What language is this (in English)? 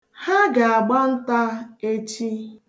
Igbo